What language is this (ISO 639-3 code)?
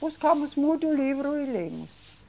por